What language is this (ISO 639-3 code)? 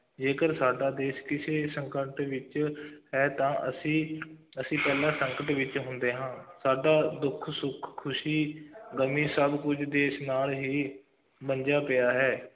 pan